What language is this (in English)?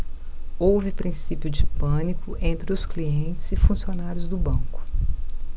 Portuguese